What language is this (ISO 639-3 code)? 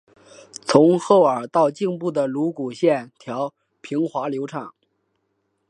zho